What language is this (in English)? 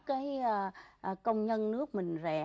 Vietnamese